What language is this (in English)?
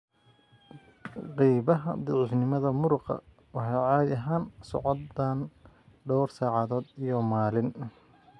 Somali